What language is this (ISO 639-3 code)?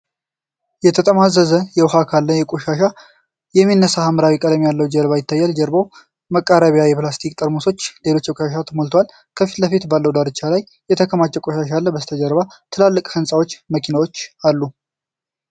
amh